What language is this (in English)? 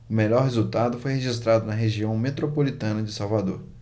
Portuguese